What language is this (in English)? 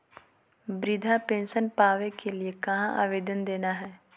Magahi